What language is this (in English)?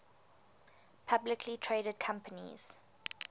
English